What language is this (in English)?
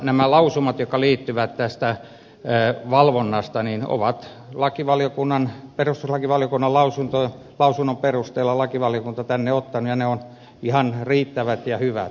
Finnish